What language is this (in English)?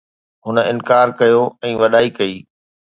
Sindhi